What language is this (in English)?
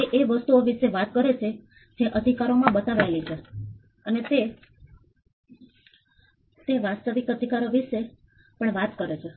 Gujarati